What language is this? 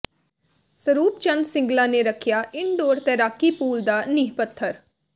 Punjabi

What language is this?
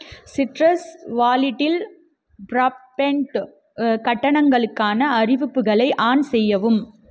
Tamil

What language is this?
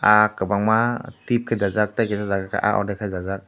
Kok Borok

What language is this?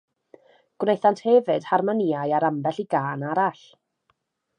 Welsh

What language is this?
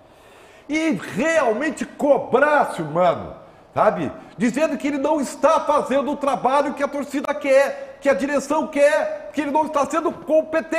Portuguese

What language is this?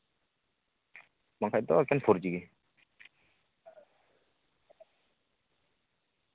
Santali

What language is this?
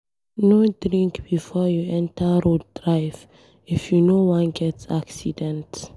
Nigerian Pidgin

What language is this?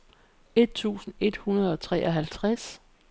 Danish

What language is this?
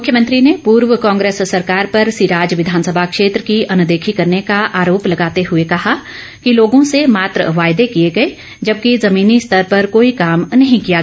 Hindi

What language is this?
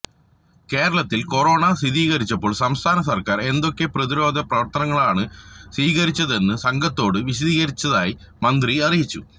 Malayalam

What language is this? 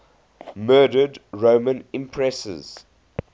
English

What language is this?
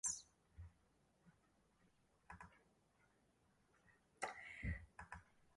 Latvian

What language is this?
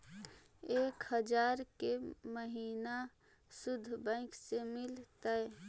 Magahi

